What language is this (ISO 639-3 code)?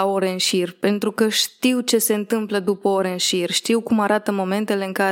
ron